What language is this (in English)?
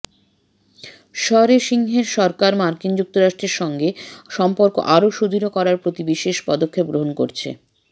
Bangla